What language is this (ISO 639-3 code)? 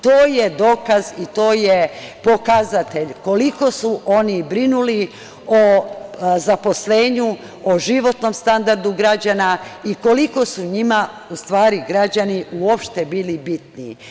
srp